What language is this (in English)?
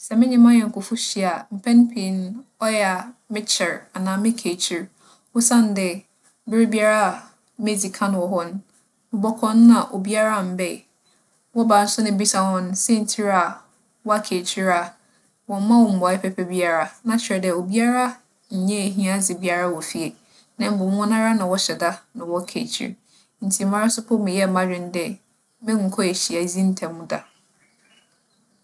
Akan